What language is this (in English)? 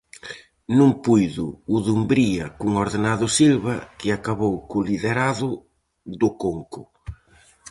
Galician